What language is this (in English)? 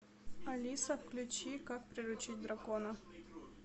Russian